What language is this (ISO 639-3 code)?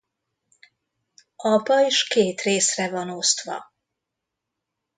hun